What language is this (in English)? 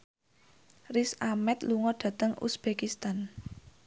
Javanese